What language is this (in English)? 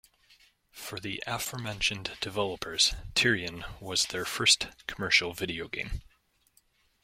English